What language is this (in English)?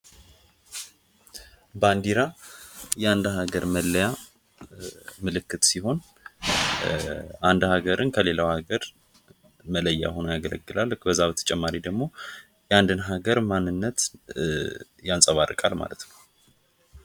Amharic